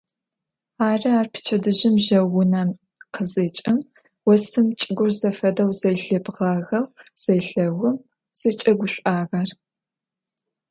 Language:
Adyghe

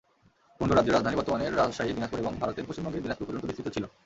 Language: Bangla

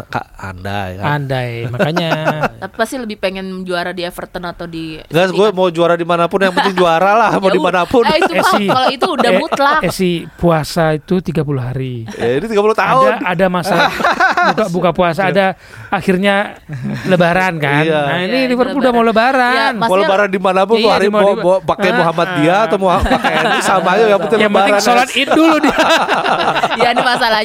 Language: Indonesian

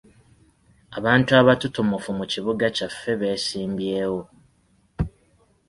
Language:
Ganda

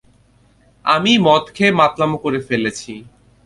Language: Bangla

